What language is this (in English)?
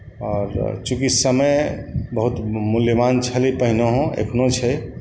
Maithili